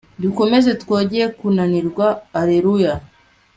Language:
Kinyarwanda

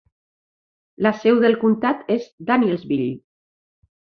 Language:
Catalan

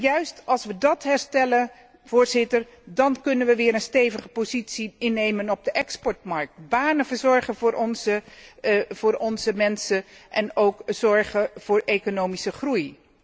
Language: Dutch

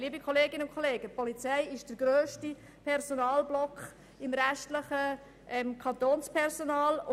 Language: Swiss German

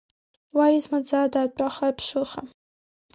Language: Abkhazian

